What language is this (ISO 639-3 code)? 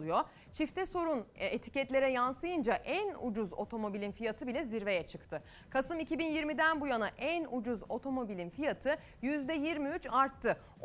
tur